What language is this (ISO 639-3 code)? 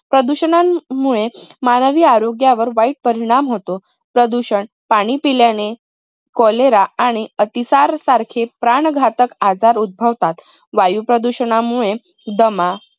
mar